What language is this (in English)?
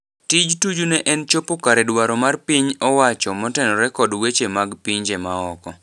Luo (Kenya and Tanzania)